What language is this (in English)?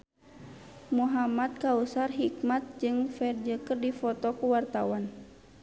Sundanese